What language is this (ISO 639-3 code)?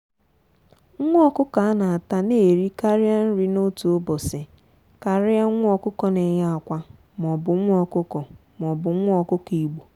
ibo